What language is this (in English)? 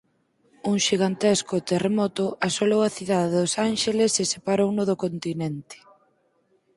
Galician